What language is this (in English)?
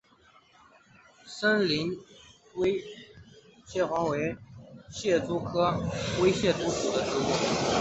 Chinese